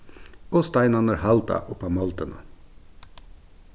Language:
Faroese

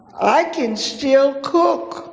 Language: English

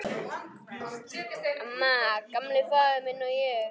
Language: Icelandic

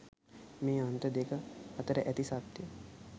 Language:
Sinhala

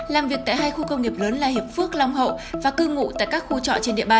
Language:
Vietnamese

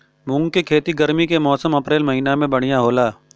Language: Bhojpuri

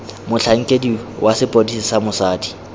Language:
Tswana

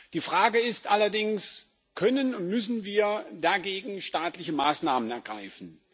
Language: German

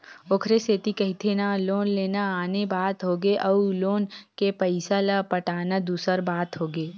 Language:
Chhattisgarhi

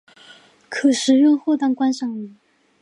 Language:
Chinese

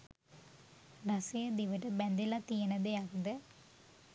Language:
Sinhala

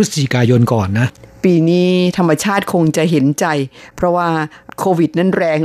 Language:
Thai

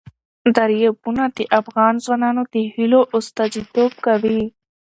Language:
Pashto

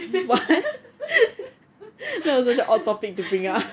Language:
English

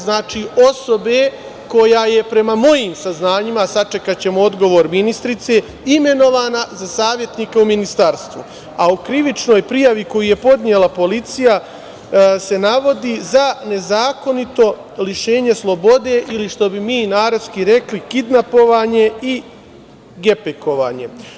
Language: Serbian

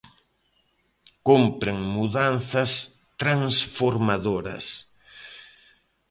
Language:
Galician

